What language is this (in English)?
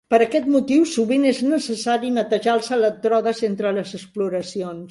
Catalan